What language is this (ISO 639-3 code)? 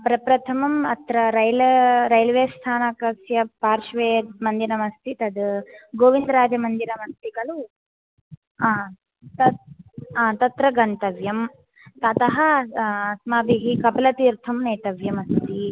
san